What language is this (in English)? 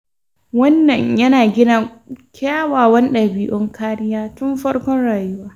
Hausa